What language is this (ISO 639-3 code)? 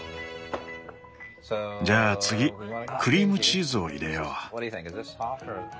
jpn